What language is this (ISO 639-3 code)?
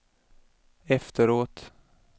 swe